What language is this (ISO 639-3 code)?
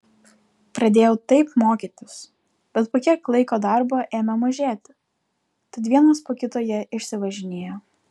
lit